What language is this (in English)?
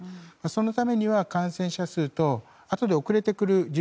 Japanese